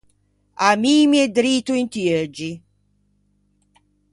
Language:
Ligurian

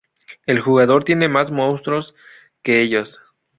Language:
Spanish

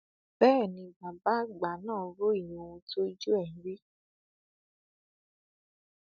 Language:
Yoruba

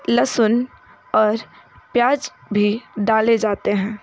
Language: Hindi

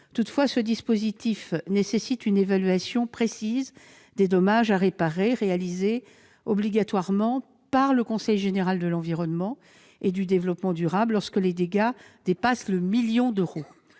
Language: French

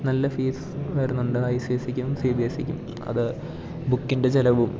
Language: Malayalam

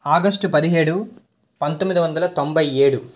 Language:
Telugu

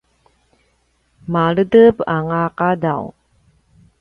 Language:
Paiwan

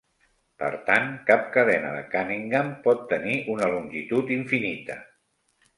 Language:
Catalan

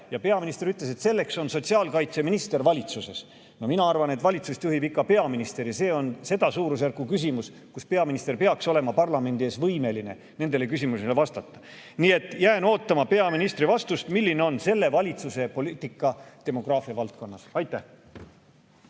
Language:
Estonian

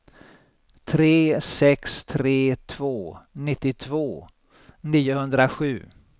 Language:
Swedish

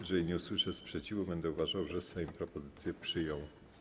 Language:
Polish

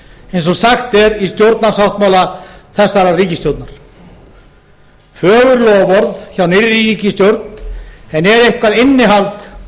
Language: Icelandic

